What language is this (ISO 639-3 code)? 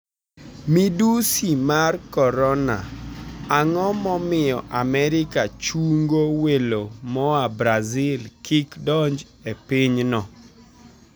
luo